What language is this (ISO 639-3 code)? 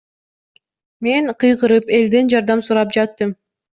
kir